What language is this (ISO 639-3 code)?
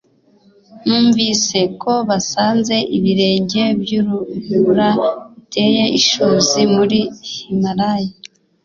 kin